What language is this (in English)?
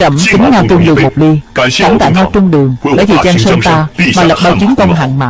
Vietnamese